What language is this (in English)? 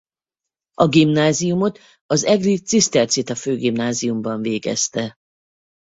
Hungarian